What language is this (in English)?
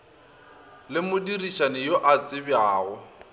Northern Sotho